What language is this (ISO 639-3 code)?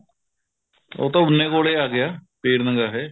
pan